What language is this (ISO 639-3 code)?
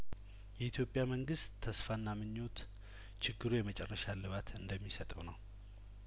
amh